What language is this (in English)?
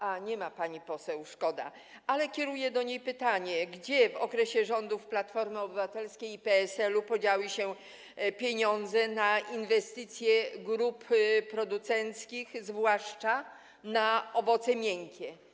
Polish